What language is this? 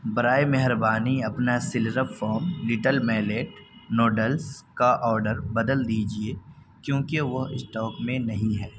Urdu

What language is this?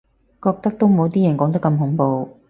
Cantonese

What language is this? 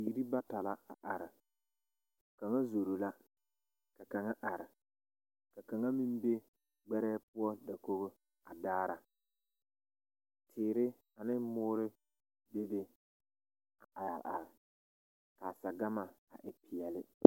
Southern Dagaare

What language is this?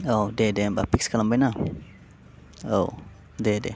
Bodo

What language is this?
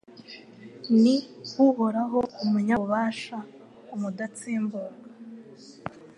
Kinyarwanda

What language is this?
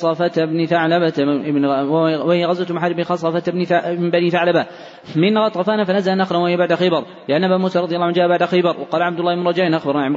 Arabic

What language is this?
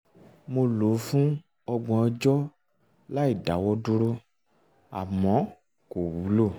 Yoruba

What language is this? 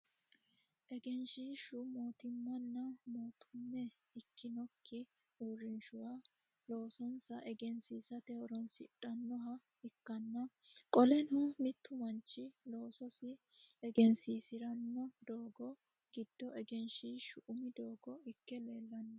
Sidamo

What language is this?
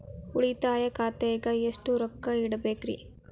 Kannada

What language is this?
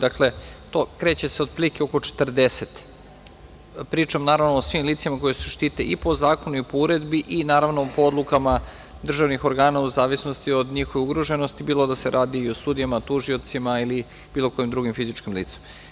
Serbian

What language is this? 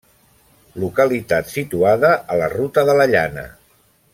Catalan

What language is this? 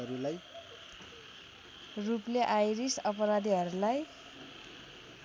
Nepali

